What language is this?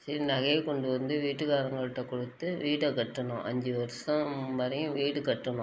Tamil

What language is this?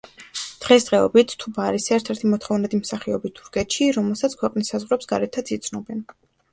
Georgian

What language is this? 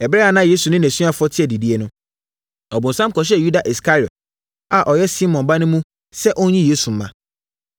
Akan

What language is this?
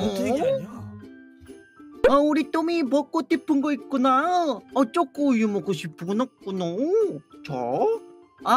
Korean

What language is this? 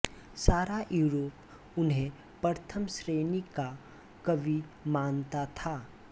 Hindi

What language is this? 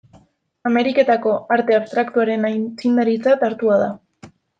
Basque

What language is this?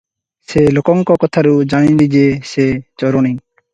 Odia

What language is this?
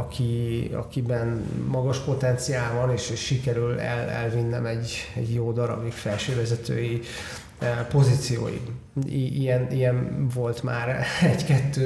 Hungarian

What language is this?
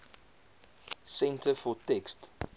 Afrikaans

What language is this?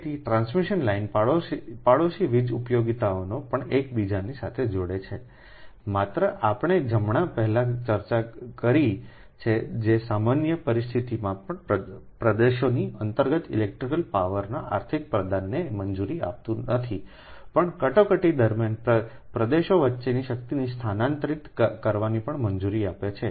Gujarati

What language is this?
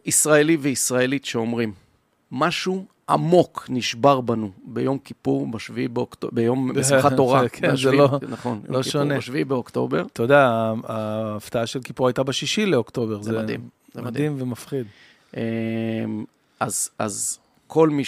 Hebrew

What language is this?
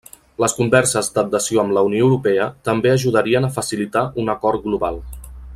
Catalan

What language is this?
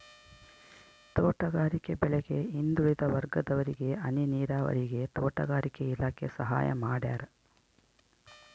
Kannada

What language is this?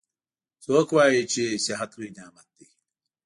Pashto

